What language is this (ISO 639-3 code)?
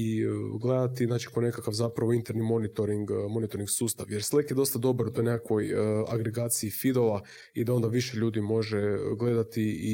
hrv